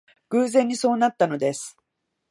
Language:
Japanese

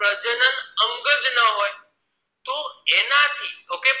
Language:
Gujarati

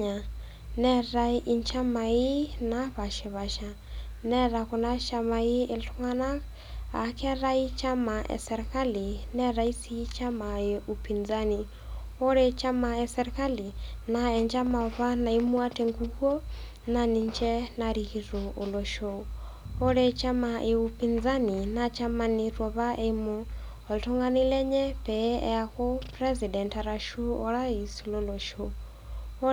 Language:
Masai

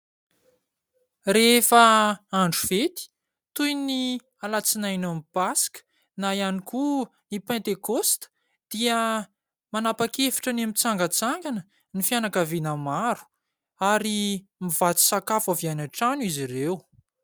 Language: Malagasy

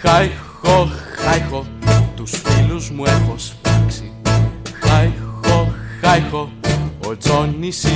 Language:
Greek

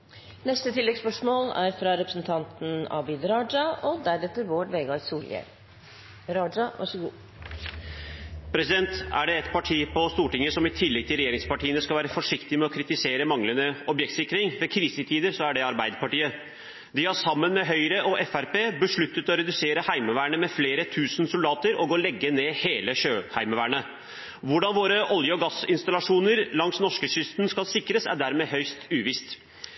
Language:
Norwegian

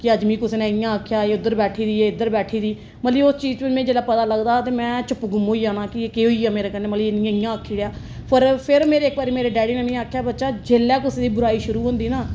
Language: Dogri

